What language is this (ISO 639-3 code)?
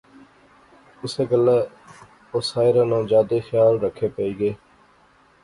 phr